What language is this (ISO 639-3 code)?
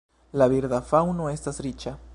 epo